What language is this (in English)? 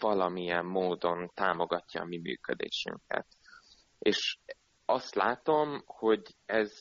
Hungarian